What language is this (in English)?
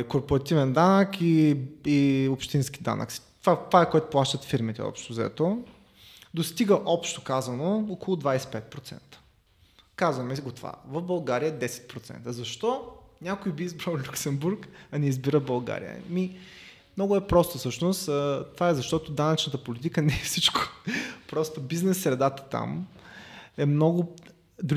Bulgarian